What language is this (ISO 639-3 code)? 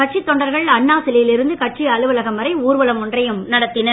tam